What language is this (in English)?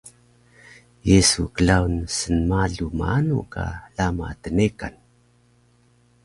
Taroko